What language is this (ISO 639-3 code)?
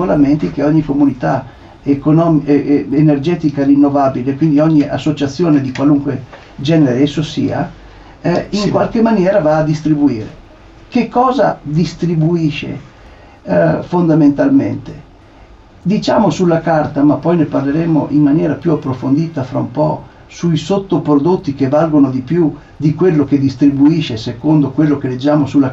ita